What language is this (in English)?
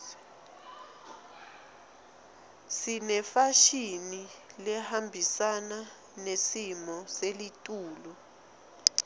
Swati